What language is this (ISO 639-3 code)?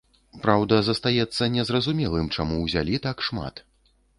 bel